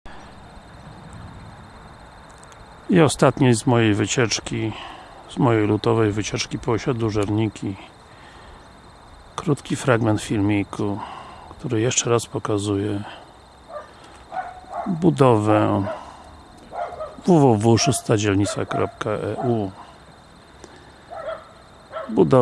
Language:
Polish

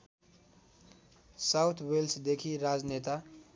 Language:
Nepali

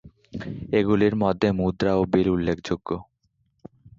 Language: Bangla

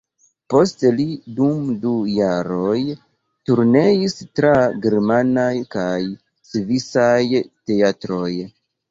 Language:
Esperanto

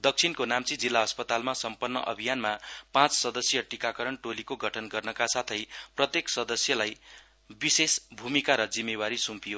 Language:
Nepali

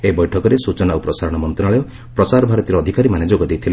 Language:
Odia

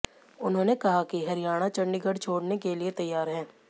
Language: Hindi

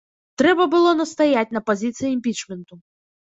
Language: Belarusian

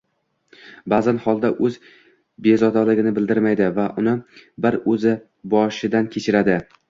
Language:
Uzbek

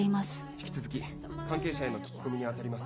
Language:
Japanese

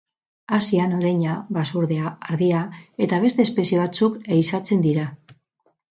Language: Basque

